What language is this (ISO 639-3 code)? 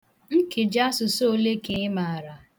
ibo